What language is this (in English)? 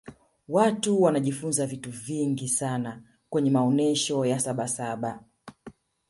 Swahili